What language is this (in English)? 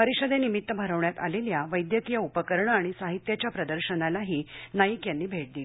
Marathi